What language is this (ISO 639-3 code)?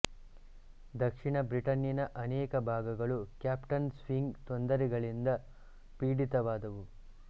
kan